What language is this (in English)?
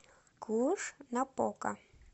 Russian